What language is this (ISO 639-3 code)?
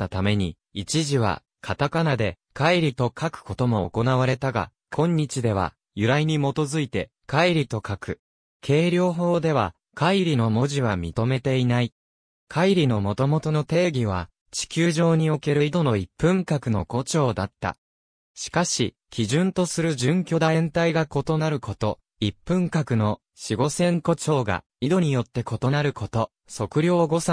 jpn